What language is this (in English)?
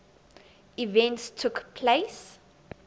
English